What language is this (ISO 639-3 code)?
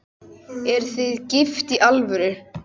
isl